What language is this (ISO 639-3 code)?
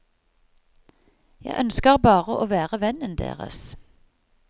nor